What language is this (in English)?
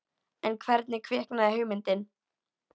Icelandic